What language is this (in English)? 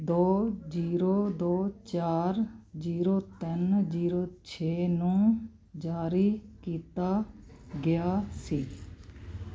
Punjabi